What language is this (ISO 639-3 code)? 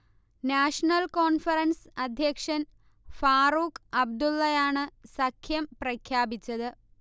mal